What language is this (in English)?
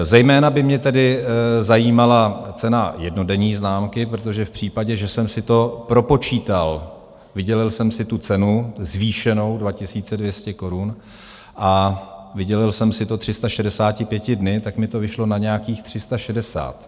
Czech